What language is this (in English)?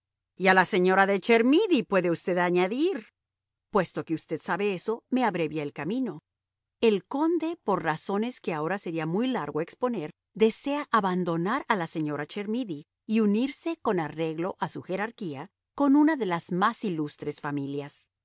Spanish